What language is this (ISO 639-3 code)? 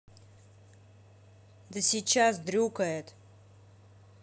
rus